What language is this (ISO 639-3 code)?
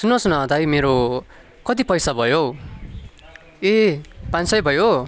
nep